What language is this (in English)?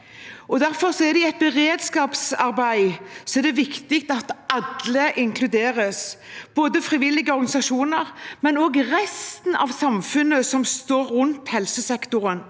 Norwegian